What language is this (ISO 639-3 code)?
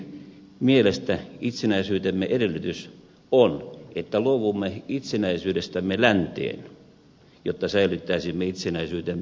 fin